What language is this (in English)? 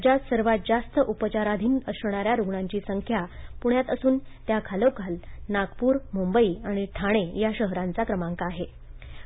Marathi